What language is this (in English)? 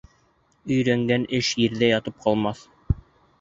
Bashkir